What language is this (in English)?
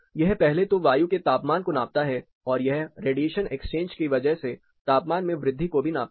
Hindi